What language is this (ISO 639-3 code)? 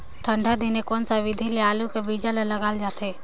hne